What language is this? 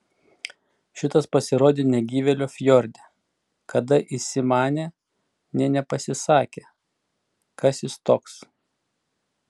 Lithuanian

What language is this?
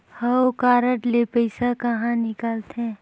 Chhattisgarhi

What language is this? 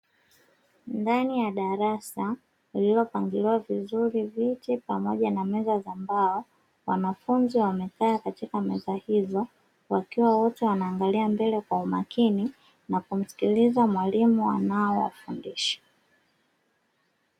Swahili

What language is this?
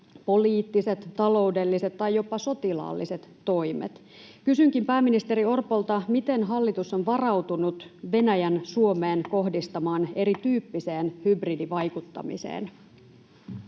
Finnish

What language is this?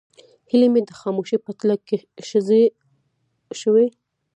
Pashto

